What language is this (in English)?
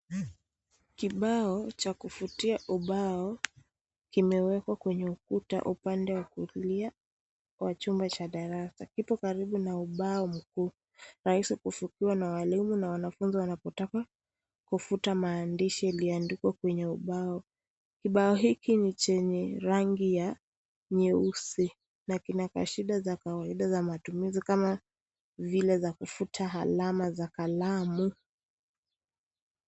Swahili